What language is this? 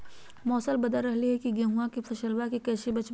Magahi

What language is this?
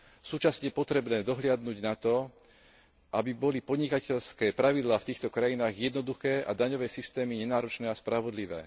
Slovak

